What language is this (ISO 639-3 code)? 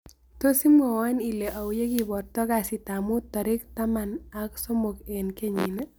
kln